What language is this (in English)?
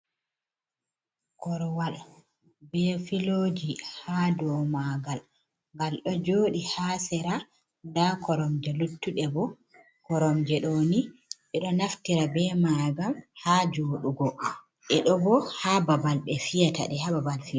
Fula